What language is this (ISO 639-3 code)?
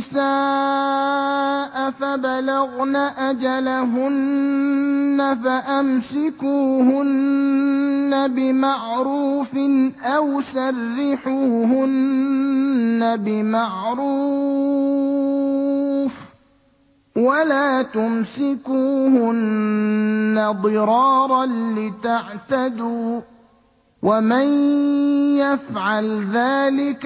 ara